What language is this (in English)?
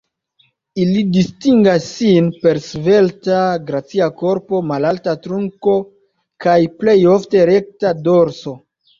Esperanto